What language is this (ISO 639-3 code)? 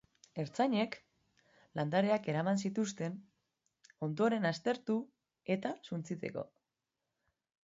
eus